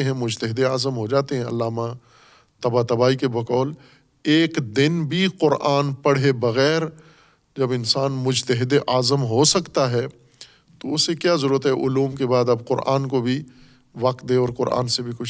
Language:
Urdu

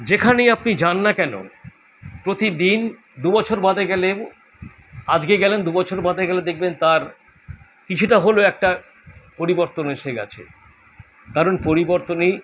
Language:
Bangla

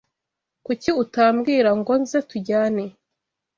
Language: Kinyarwanda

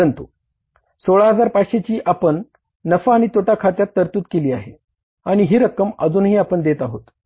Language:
Marathi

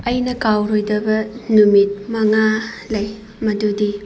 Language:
Manipuri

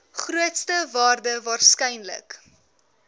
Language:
Afrikaans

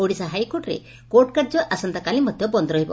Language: Odia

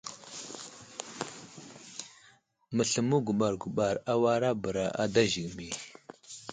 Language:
Wuzlam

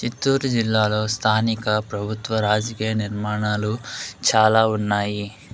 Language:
Telugu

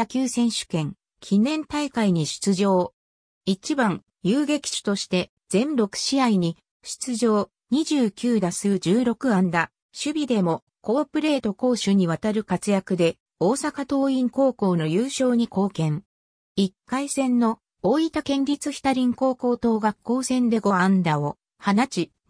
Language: Japanese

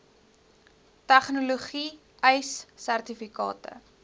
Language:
Afrikaans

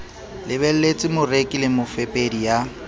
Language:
Southern Sotho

